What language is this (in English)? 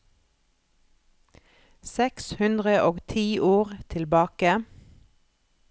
Norwegian